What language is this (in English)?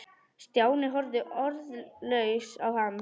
Icelandic